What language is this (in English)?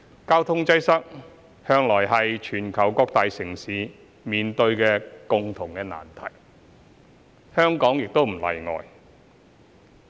Cantonese